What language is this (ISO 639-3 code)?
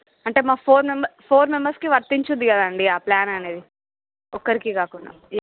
tel